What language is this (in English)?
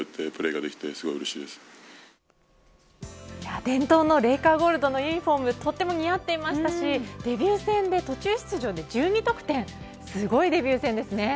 Japanese